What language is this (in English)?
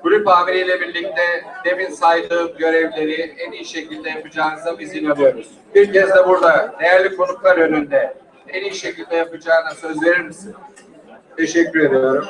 Turkish